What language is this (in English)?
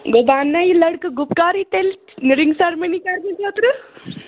Kashmiri